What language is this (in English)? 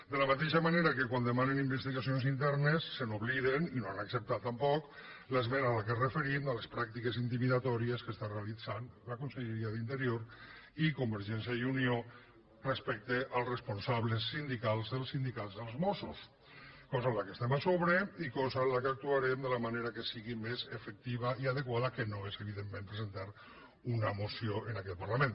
Catalan